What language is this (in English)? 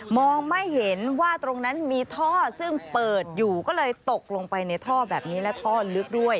Thai